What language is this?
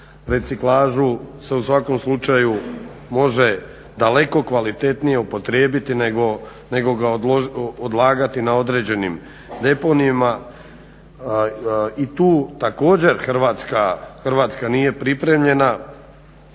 Croatian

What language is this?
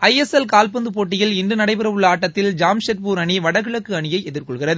Tamil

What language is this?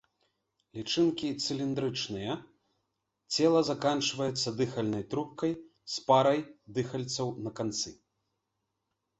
Belarusian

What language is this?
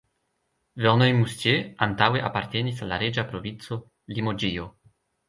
Esperanto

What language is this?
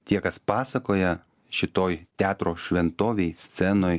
Lithuanian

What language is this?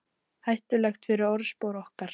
Icelandic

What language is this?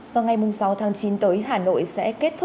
Vietnamese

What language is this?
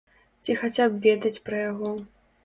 Belarusian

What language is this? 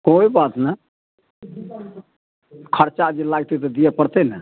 Maithili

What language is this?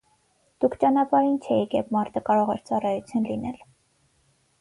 Armenian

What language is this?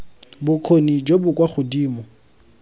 Tswana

